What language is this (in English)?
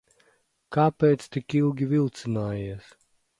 Latvian